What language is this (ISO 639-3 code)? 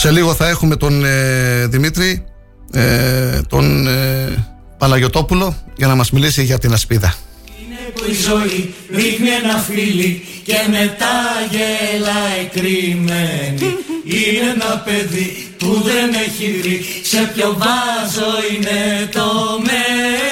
ell